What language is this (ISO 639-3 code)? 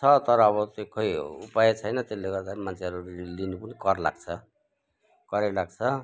nep